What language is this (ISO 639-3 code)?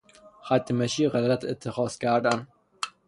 fas